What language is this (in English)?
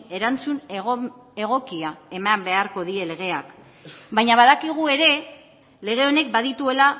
Basque